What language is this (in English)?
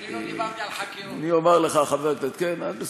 Hebrew